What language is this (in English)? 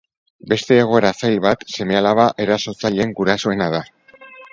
Basque